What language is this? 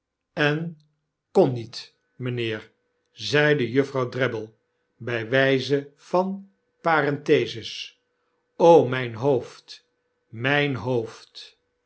Dutch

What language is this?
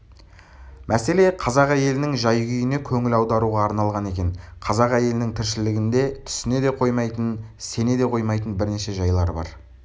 Kazakh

